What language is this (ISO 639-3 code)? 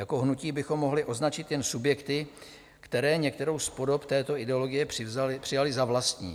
ces